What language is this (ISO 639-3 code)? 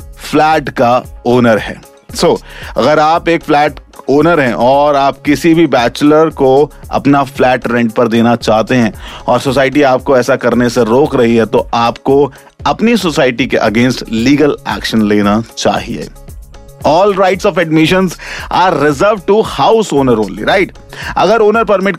hin